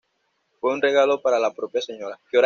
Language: Spanish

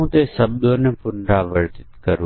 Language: Gujarati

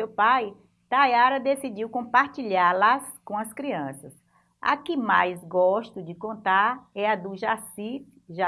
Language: Portuguese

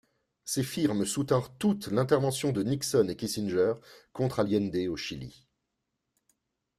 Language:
French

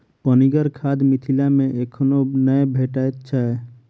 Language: Maithili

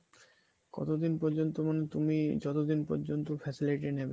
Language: Bangla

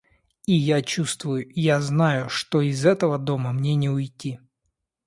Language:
Russian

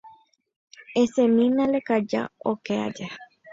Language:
Guarani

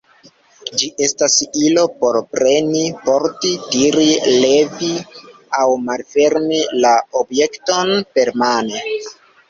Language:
Esperanto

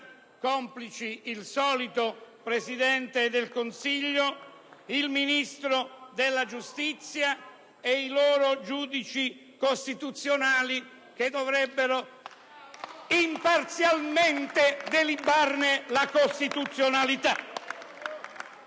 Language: Italian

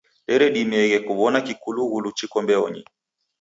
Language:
Taita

